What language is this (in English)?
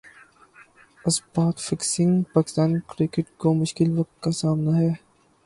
Urdu